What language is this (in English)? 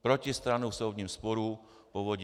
Czech